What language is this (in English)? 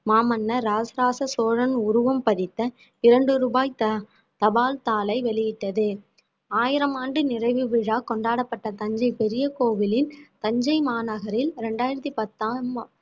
Tamil